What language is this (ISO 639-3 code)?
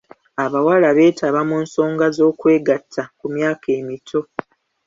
lug